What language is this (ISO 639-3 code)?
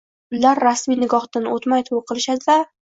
uzb